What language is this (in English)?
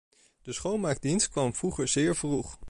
Dutch